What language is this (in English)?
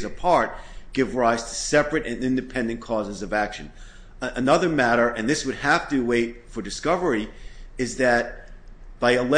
English